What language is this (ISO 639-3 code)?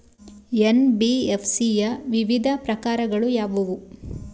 kan